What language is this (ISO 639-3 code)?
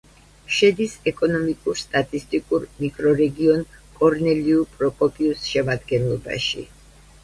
kat